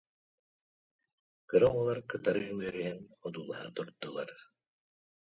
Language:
Yakut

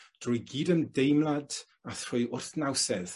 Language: Welsh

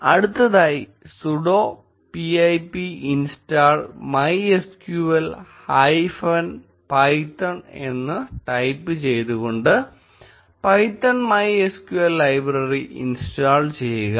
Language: Malayalam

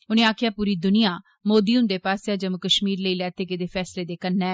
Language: Dogri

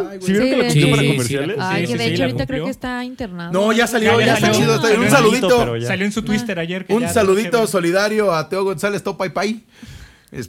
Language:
Spanish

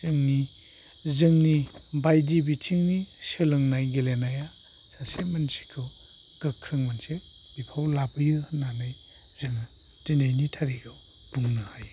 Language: Bodo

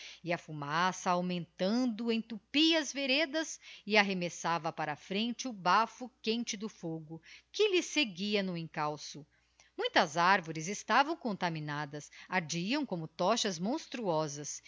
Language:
Portuguese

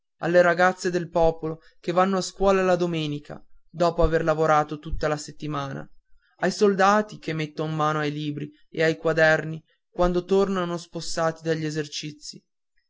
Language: Italian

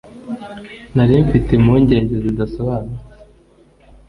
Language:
Kinyarwanda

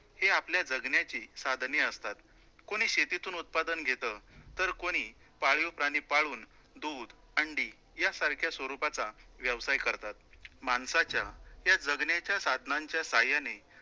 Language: Marathi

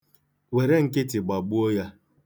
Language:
Igbo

